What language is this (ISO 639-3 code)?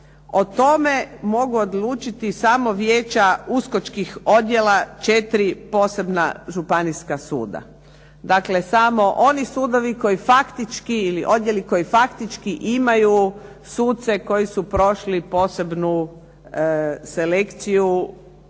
hrv